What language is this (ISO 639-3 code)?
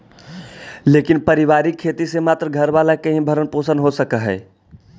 mag